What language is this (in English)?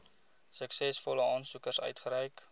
Afrikaans